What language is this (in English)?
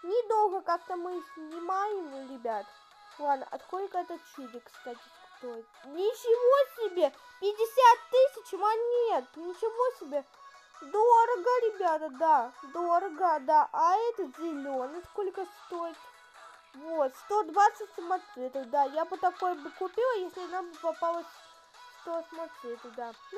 Russian